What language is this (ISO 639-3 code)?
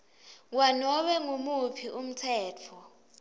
ssw